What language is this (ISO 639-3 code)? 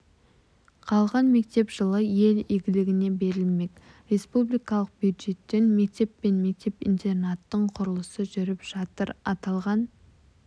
kaz